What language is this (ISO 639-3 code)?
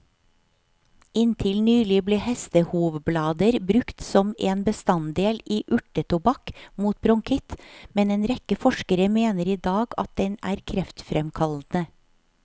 nor